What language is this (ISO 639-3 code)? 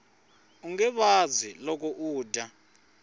tso